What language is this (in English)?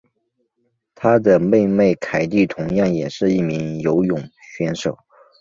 Chinese